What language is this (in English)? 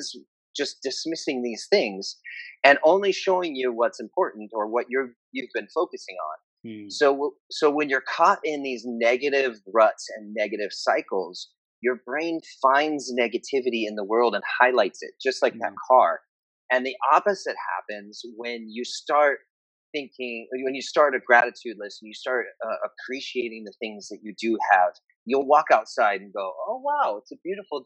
English